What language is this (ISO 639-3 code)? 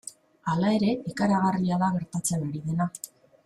eus